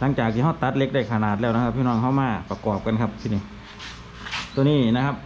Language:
Thai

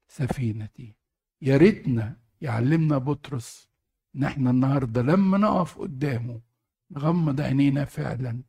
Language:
Arabic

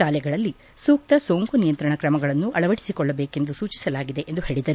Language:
Kannada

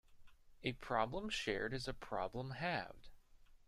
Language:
English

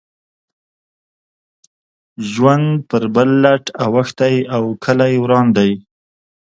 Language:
Pashto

